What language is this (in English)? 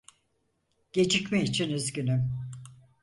Turkish